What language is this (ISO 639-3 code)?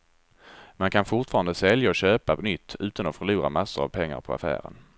swe